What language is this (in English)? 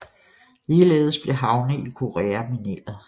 Danish